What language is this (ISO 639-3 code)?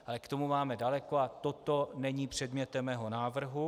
ces